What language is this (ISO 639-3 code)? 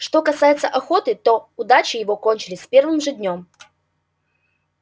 rus